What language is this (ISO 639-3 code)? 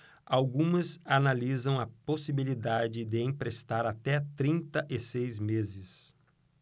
por